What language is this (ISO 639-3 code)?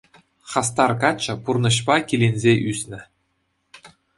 chv